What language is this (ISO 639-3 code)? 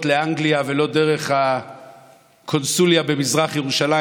heb